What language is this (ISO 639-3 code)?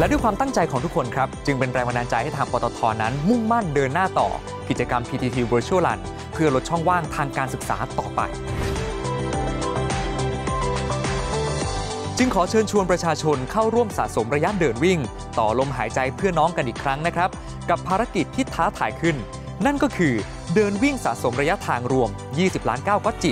tha